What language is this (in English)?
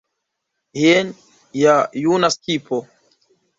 Esperanto